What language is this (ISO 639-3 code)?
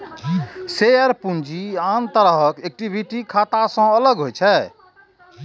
mai